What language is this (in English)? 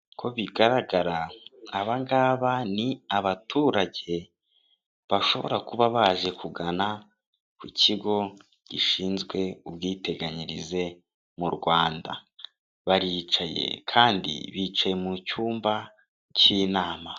Kinyarwanda